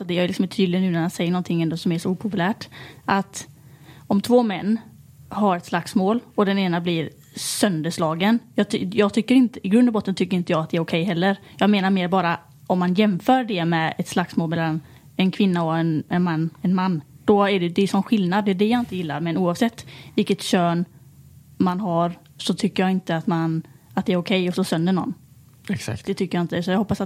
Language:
Swedish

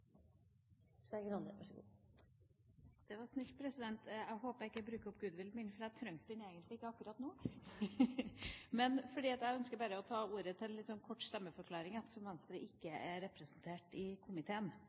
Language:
Norwegian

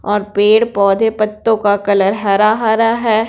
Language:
Hindi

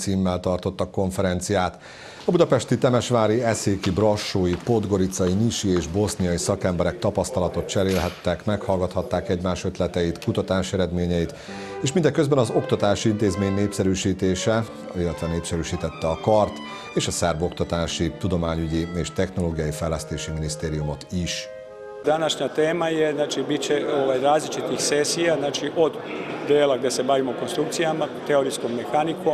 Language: Hungarian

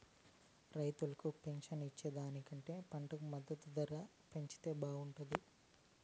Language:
Telugu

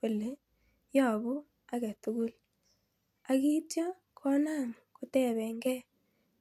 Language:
Kalenjin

